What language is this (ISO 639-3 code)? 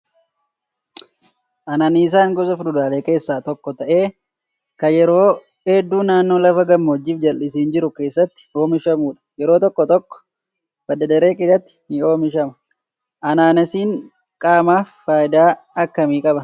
orm